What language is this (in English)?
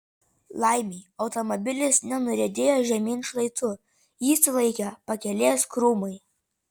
Lithuanian